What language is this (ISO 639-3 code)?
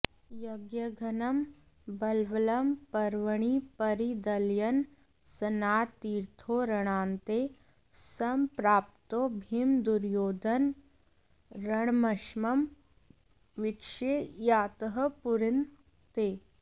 san